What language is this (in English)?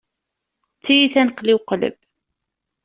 Kabyle